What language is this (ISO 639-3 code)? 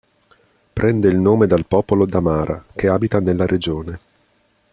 ita